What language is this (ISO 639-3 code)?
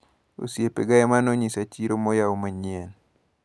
luo